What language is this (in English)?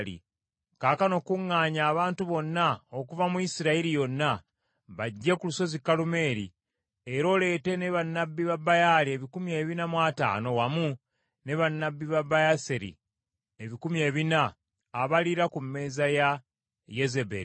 Ganda